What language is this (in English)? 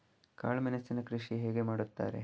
Kannada